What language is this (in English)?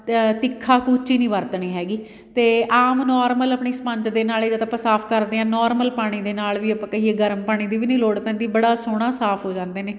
Punjabi